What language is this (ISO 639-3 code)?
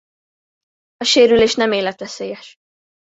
hun